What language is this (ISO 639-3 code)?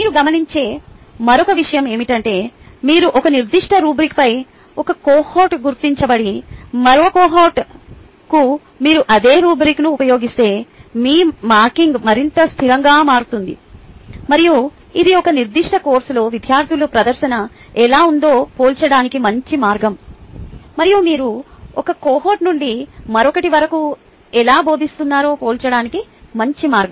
tel